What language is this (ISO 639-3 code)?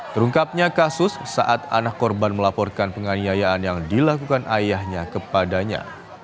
ind